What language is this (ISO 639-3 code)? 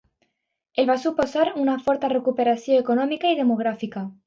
cat